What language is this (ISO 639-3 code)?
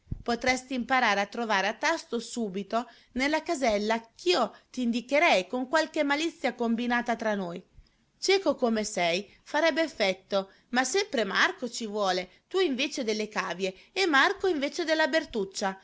ita